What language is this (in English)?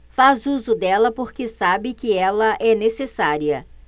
Portuguese